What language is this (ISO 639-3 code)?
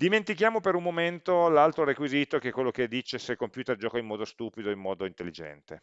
ita